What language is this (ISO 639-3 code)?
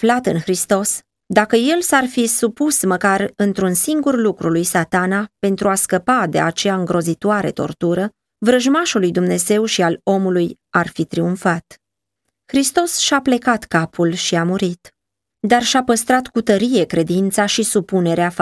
ron